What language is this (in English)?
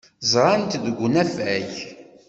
Kabyle